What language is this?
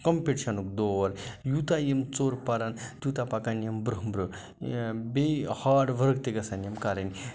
Kashmiri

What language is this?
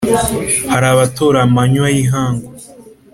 Kinyarwanda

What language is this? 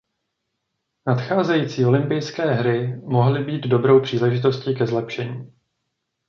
Czech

